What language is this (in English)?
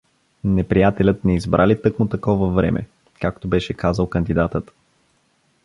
Bulgarian